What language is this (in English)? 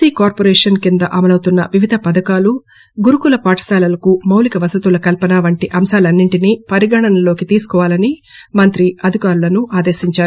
Telugu